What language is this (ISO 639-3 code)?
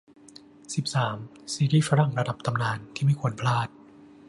tha